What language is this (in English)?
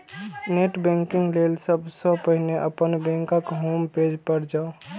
Maithili